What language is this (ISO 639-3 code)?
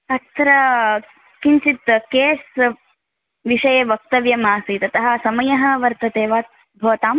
san